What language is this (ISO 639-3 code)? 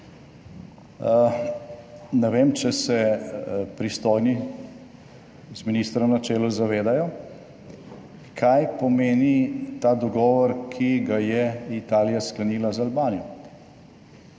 slv